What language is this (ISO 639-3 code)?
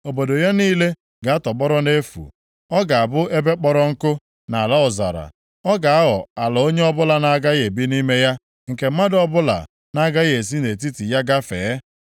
ibo